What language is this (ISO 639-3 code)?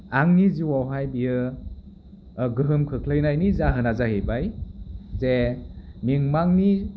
brx